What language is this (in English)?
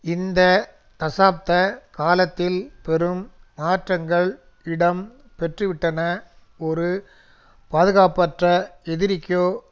Tamil